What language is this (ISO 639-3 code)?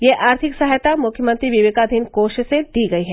hin